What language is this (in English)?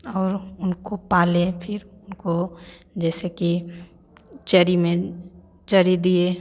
Hindi